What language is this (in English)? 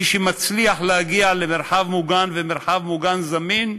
Hebrew